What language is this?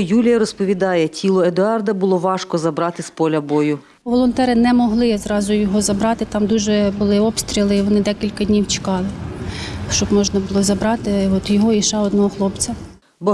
Ukrainian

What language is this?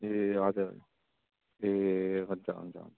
Nepali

